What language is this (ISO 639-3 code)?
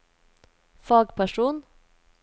nor